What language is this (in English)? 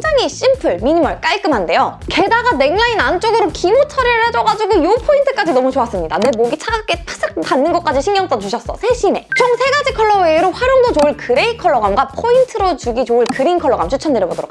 Korean